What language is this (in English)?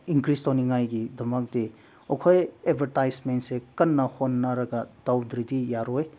Manipuri